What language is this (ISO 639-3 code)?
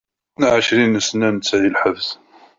kab